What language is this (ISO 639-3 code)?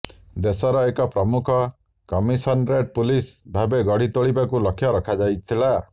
ori